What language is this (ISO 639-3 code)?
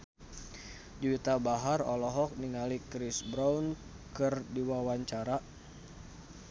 sun